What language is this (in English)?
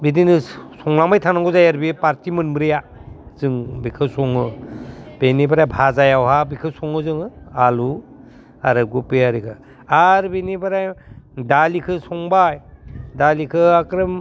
Bodo